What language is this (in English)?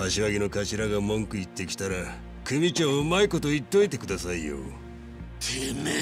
Japanese